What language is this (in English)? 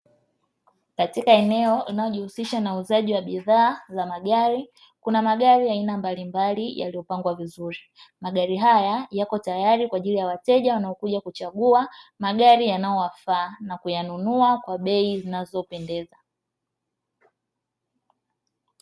Swahili